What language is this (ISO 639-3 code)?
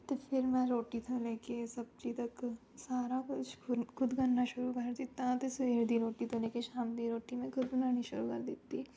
pan